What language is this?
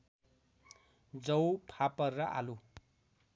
Nepali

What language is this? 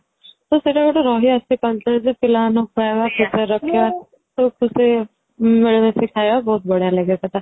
Odia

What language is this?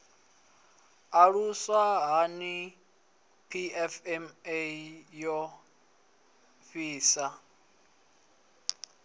Venda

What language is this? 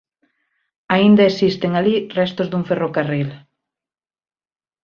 Galician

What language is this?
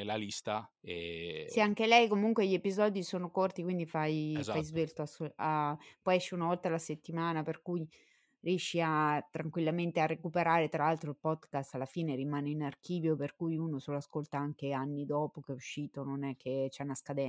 Italian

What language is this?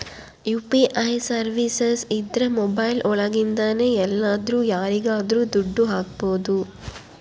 Kannada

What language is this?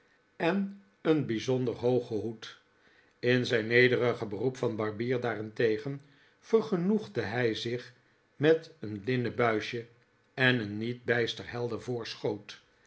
Dutch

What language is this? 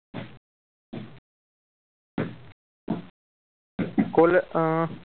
Gujarati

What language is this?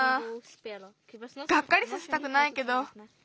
Japanese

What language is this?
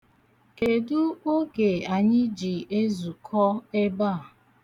Igbo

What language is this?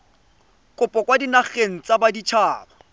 Tswana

